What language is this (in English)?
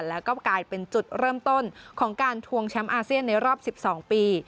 Thai